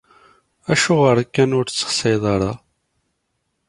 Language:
Kabyle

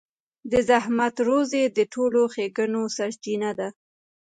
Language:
Pashto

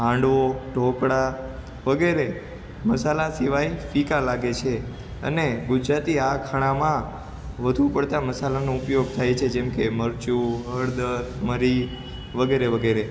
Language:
Gujarati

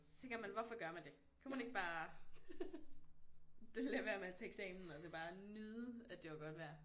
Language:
Danish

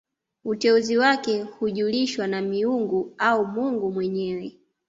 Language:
Swahili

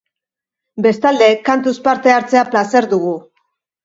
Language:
Basque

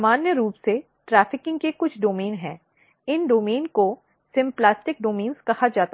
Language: Hindi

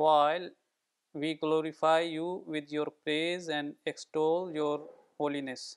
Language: Urdu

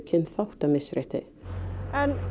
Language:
Icelandic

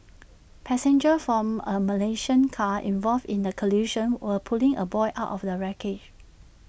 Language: English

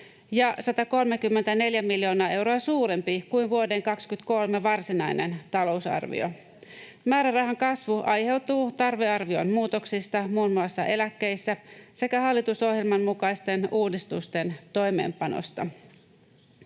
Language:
Finnish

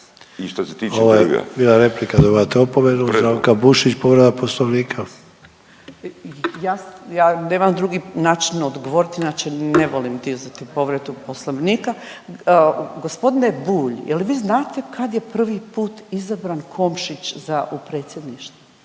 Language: Croatian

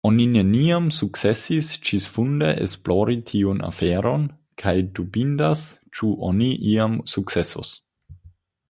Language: Esperanto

